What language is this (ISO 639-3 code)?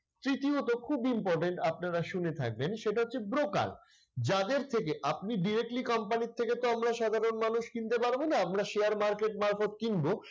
ben